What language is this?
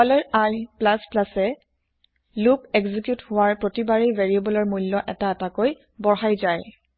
Assamese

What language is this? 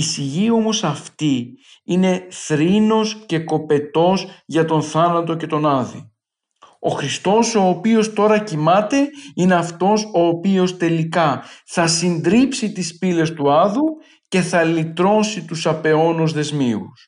Greek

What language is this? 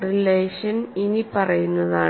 Malayalam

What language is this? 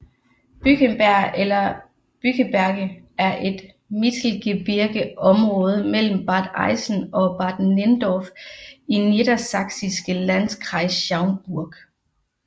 Danish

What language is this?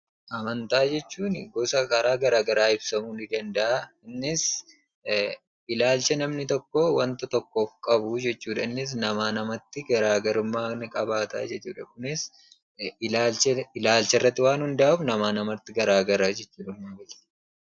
Oromo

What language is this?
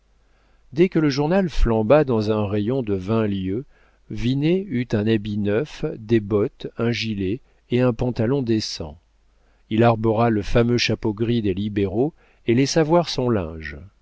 French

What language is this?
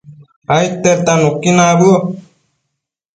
Matsés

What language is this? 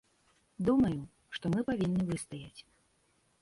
Belarusian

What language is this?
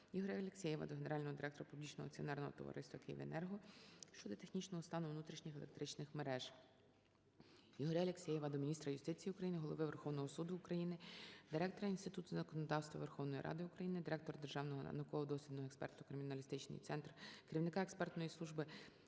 Ukrainian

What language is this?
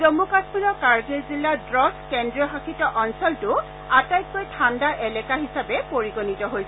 Assamese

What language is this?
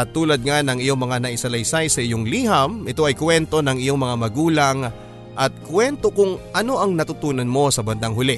Filipino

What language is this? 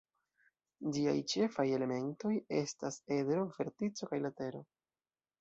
Esperanto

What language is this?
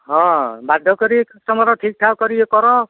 Odia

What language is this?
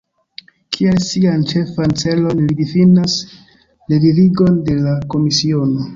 Esperanto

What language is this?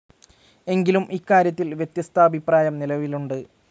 Malayalam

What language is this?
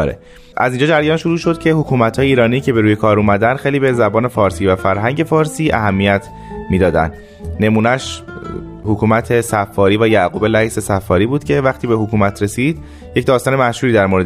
Persian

